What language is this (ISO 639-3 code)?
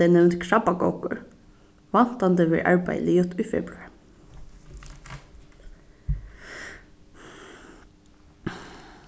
fao